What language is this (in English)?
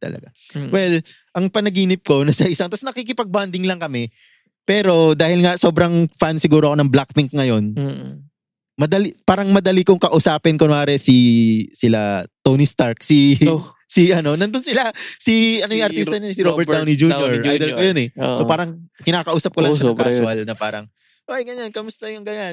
Filipino